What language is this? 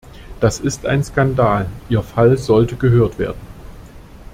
German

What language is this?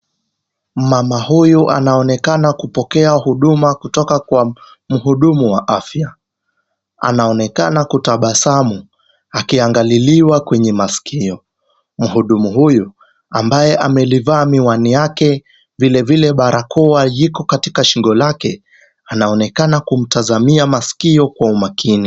Swahili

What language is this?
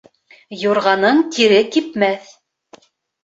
Bashkir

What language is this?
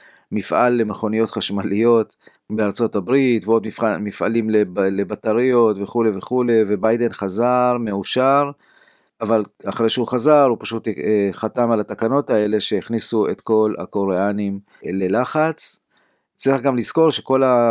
Hebrew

